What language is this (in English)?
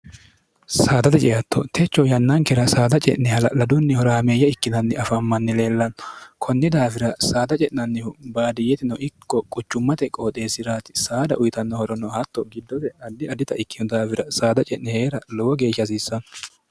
Sidamo